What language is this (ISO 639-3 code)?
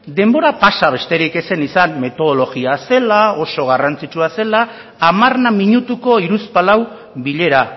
eus